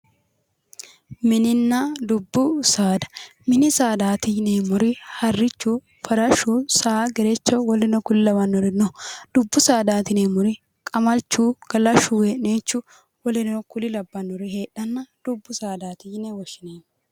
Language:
Sidamo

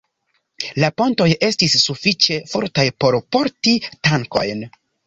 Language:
Esperanto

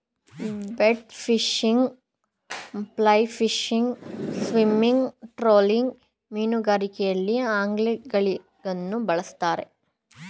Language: Kannada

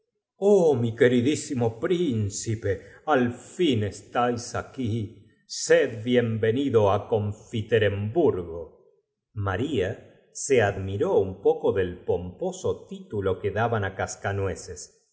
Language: Spanish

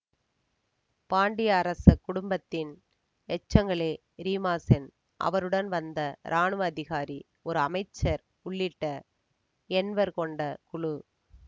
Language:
Tamil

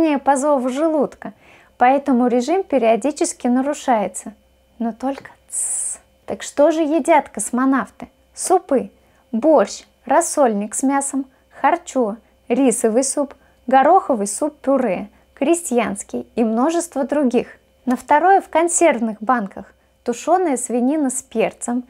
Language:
Russian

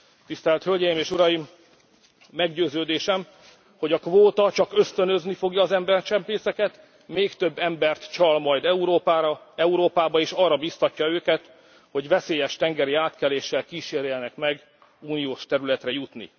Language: Hungarian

